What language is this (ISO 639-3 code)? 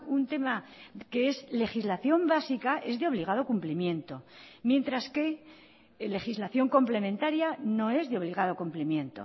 spa